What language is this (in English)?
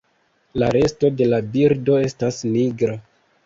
Esperanto